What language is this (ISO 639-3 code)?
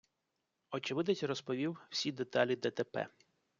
ukr